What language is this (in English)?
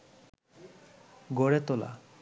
Bangla